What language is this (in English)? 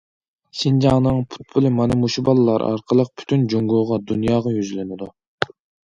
Uyghur